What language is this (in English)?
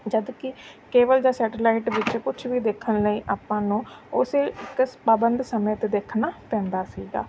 Punjabi